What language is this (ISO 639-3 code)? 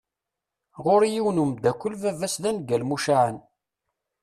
kab